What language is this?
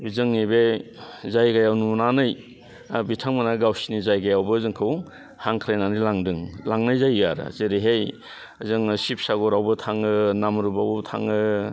Bodo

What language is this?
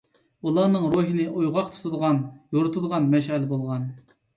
Uyghur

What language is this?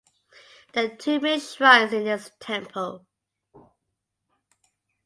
English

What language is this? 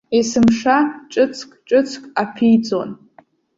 Abkhazian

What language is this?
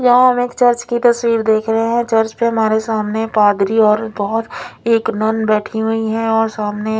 Hindi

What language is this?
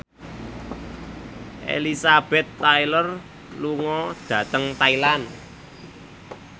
Javanese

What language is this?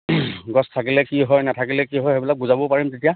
Assamese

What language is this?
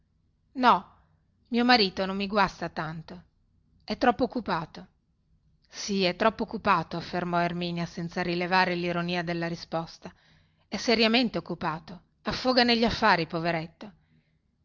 Italian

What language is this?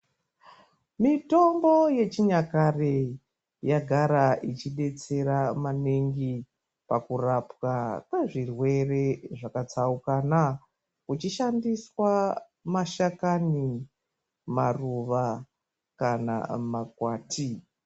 Ndau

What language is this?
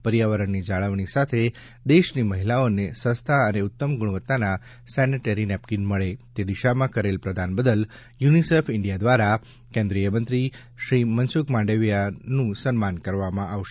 Gujarati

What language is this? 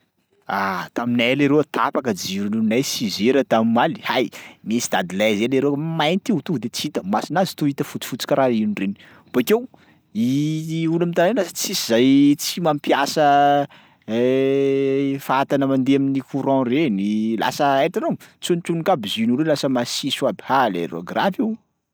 Sakalava Malagasy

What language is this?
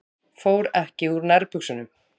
Icelandic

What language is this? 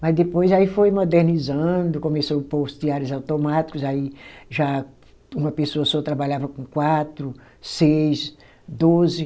Portuguese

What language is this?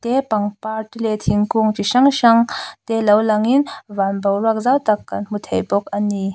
Mizo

